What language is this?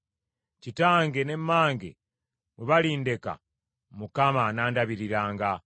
Ganda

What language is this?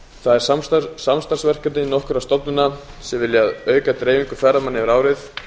Icelandic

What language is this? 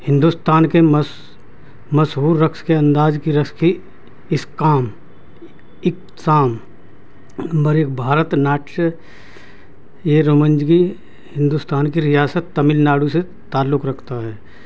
Urdu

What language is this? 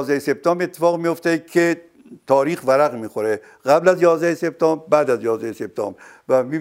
Persian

